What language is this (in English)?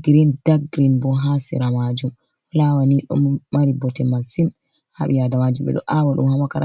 Fula